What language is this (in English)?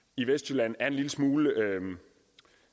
Danish